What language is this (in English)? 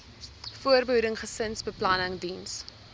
Afrikaans